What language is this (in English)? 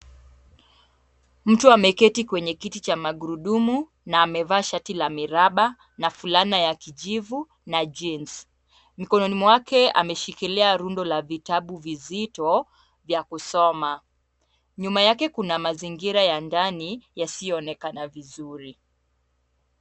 Swahili